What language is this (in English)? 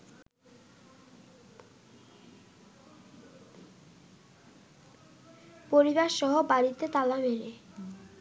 Bangla